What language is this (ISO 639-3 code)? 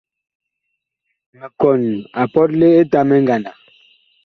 bkh